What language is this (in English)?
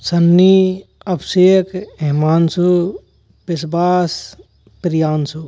Hindi